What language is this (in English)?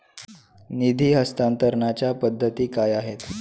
Marathi